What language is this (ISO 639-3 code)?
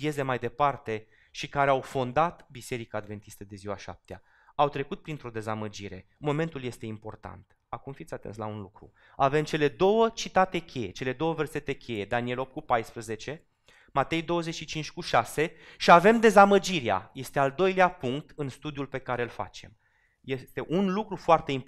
ron